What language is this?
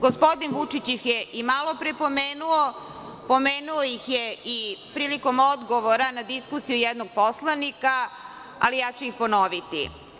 Serbian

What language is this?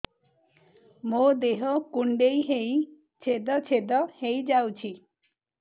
Odia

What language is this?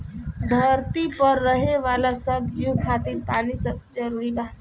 Bhojpuri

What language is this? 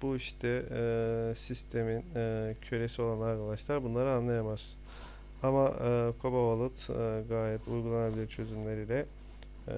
Turkish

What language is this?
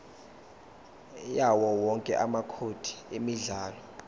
Zulu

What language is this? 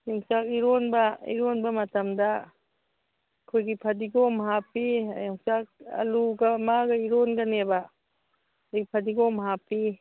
Manipuri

